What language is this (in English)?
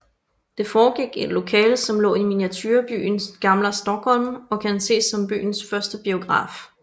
Danish